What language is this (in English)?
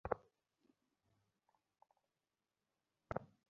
Bangla